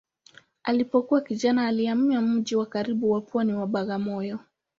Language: Swahili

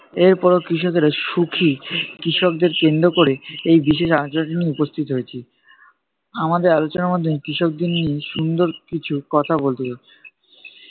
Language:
Bangla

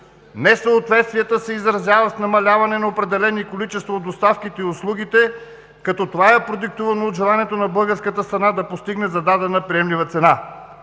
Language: Bulgarian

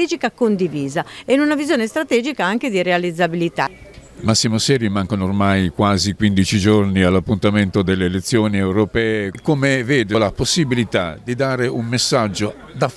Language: Italian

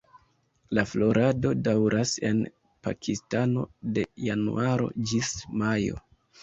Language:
Esperanto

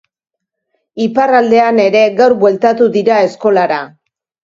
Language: Basque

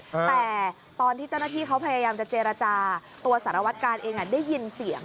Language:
Thai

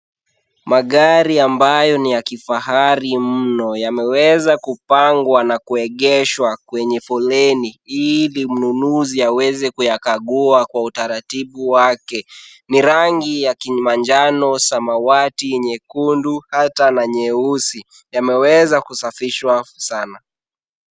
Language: Swahili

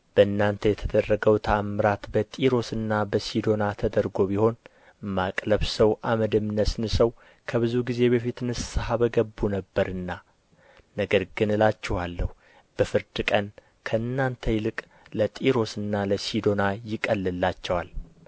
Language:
Amharic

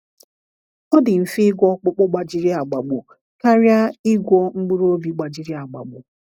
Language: Igbo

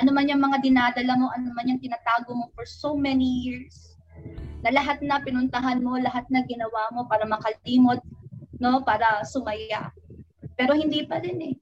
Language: Filipino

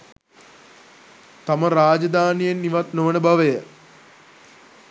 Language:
Sinhala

